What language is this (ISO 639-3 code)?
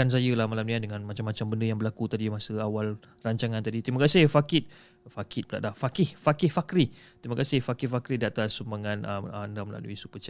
msa